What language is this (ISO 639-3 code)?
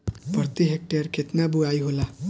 bho